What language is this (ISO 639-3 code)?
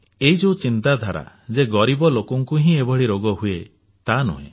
ori